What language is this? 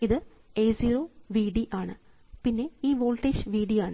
Malayalam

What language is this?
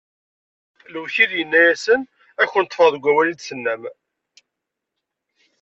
Kabyle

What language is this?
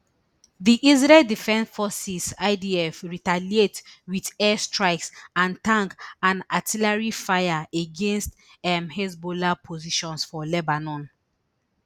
Nigerian Pidgin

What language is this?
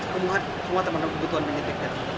Indonesian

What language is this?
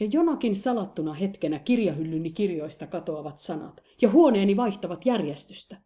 Finnish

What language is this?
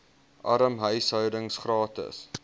Afrikaans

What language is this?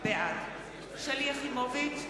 Hebrew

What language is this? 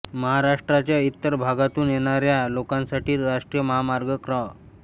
Marathi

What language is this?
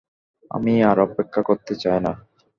Bangla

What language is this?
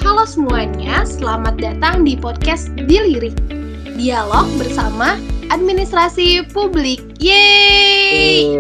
Indonesian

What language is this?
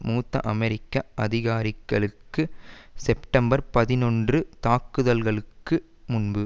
Tamil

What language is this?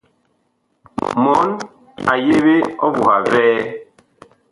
Bakoko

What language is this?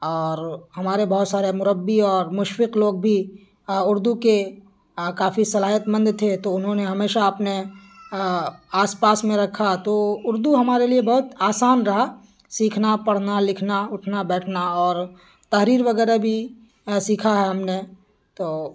Urdu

